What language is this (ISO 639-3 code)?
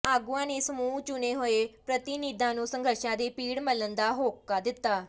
pan